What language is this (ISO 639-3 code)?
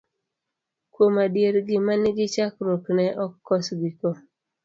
luo